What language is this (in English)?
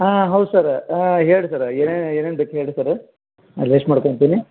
Kannada